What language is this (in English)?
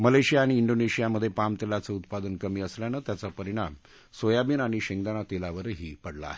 Marathi